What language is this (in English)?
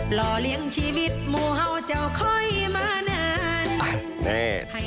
Thai